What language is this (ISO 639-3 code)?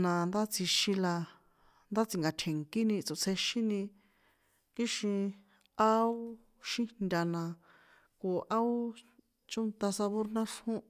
poe